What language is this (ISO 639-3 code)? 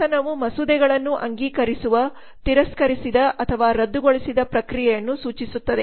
kan